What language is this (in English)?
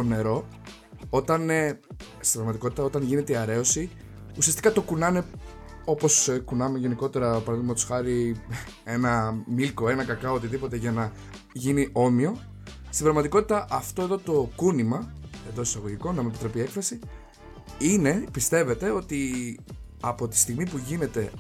Greek